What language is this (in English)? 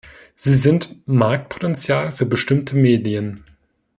German